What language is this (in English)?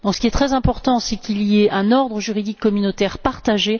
French